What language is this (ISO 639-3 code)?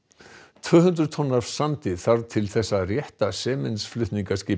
isl